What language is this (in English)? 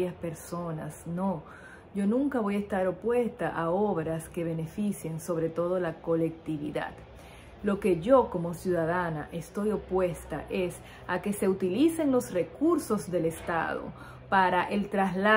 Spanish